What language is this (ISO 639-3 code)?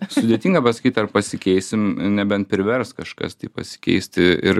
lit